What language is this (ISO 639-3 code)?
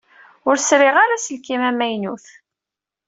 kab